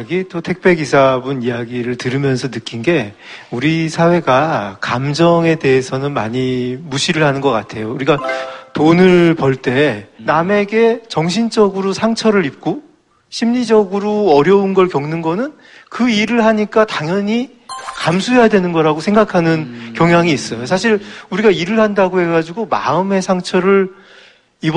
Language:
Korean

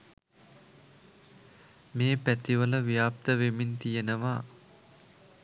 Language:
Sinhala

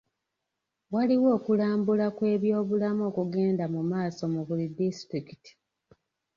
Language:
Ganda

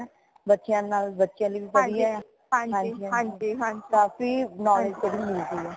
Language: Punjabi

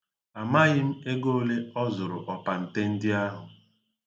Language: Igbo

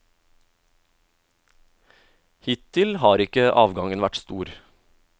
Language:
Norwegian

